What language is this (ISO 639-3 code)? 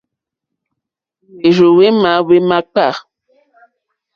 bri